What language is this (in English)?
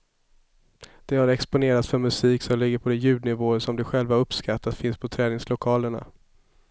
Swedish